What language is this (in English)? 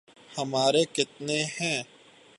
Urdu